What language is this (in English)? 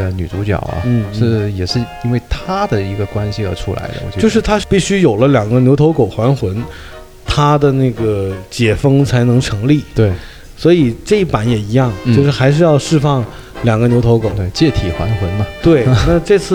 Chinese